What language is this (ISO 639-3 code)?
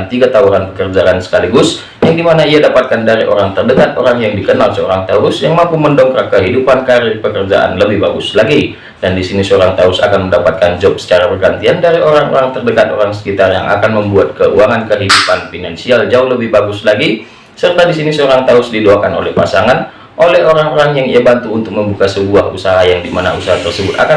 ind